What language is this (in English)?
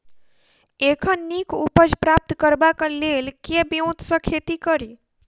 Maithili